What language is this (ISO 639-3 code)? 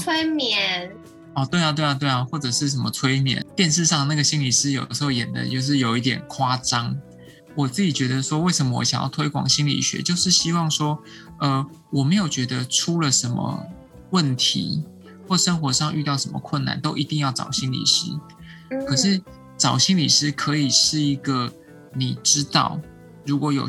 zho